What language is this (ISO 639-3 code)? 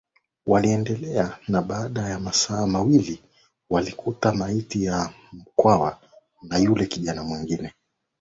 swa